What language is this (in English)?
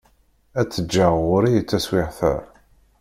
Kabyle